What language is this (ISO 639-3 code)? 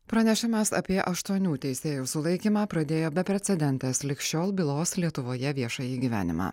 lit